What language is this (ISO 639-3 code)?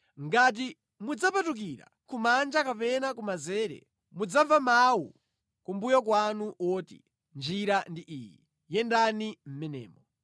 nya